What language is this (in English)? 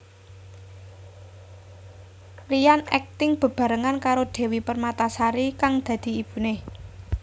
Javanese